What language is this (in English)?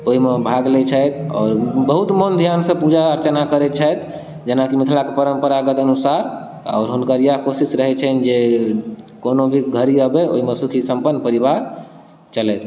Maithili